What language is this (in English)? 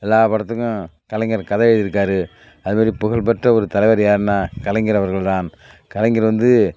Tamil